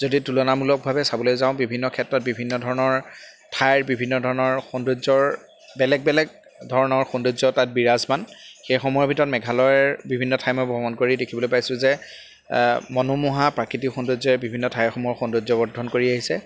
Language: Assamese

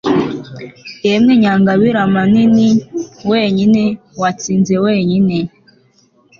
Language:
Kinyarwanda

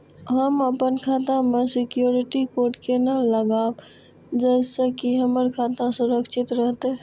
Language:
Maithili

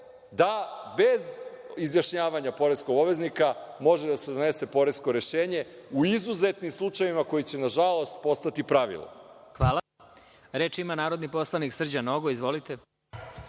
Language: Serbian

